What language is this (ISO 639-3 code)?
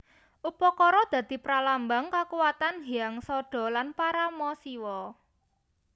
jav